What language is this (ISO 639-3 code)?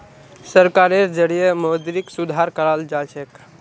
mag